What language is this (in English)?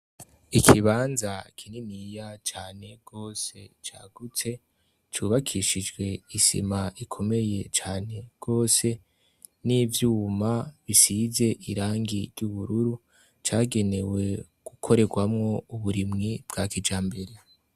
Rundi